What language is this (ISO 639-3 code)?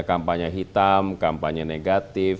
ind